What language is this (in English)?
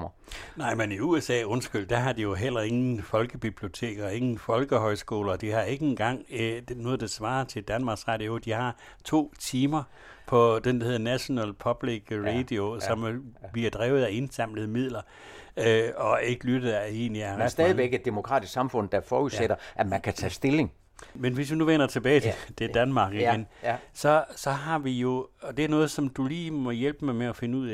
Danish